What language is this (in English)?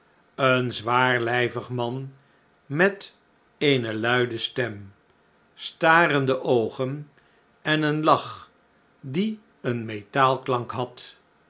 Dutch